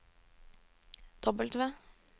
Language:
Norwegian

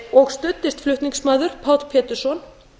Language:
Icelandic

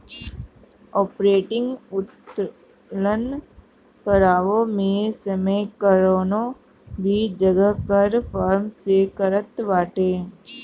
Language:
Bhojpuri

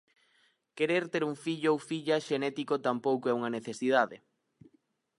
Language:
Galician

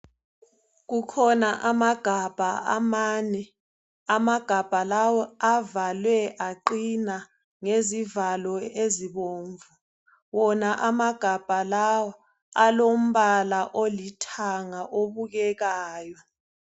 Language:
North Ndebele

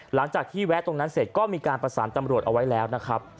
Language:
Thai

